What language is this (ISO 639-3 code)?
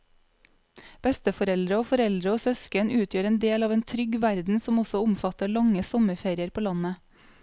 nor